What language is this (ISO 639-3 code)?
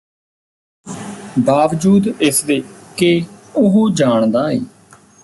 pan